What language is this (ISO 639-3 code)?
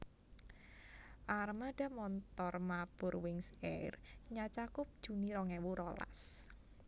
jav